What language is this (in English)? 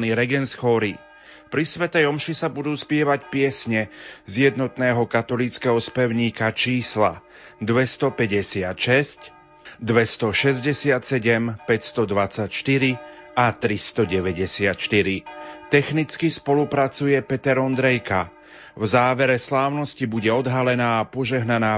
Slovak